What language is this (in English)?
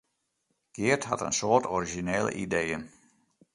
Western Frisian